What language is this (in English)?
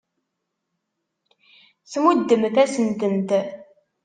Kabyle